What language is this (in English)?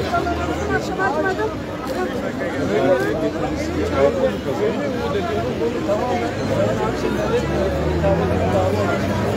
Turkish